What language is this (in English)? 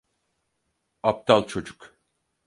Turkish